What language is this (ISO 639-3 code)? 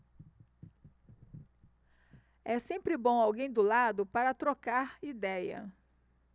por